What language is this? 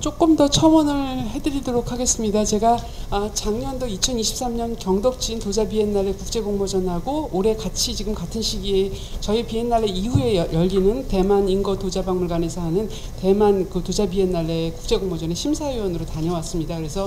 Korean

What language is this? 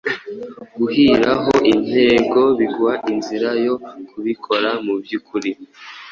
Kinyarwanda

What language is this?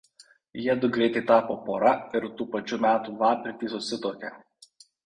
Lithuanian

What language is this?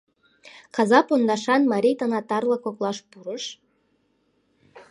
Mari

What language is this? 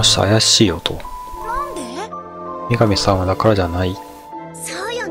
Japanese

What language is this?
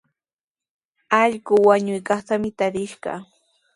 Sihuas Ancash Quechua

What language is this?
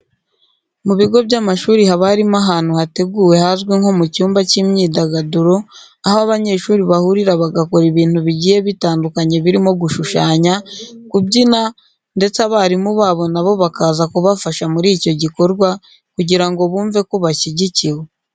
Kinyarwanda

